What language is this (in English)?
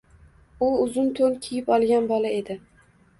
Uzbek